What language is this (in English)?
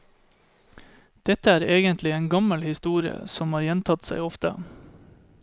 Norwegian